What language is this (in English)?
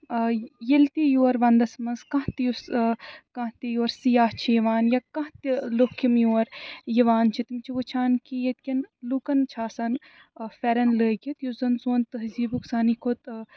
Kashmiri